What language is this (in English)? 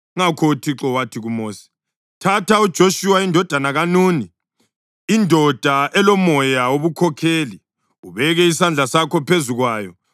North Ndebele